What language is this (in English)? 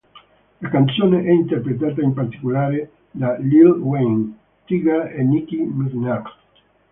Italian